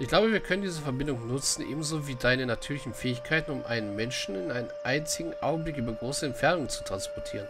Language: German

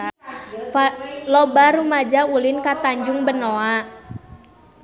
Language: Sundanese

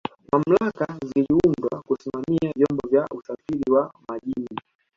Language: Swahili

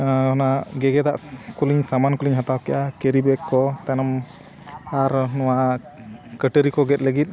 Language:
Santali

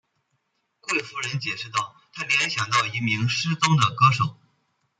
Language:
Chinese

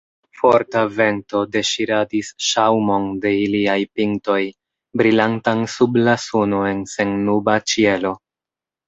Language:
Esperanto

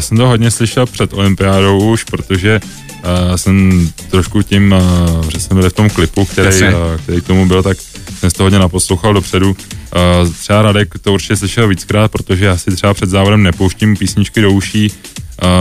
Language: Czech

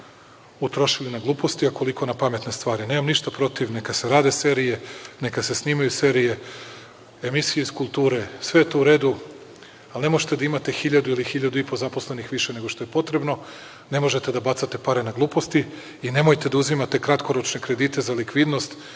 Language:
Serbian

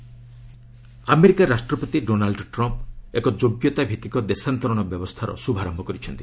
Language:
Odia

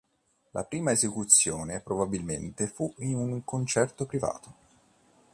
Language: Italian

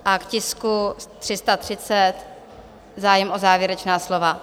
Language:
Czech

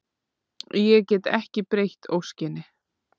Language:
Icelandic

